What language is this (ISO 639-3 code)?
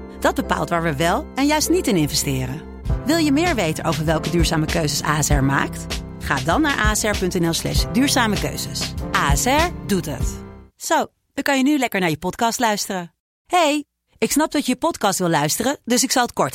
nld